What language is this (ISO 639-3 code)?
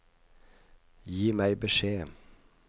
nor